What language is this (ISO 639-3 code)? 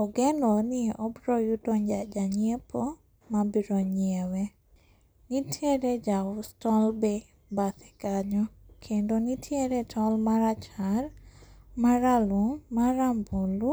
luo